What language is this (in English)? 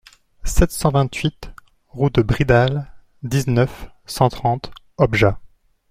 French